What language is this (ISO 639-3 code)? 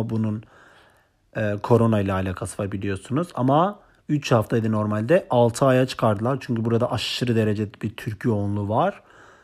tur